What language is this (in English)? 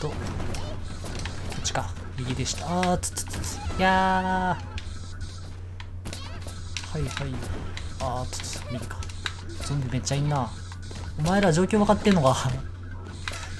Japanese